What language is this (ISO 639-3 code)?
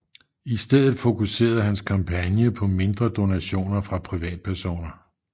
dan